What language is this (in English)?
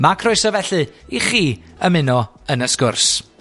Welsh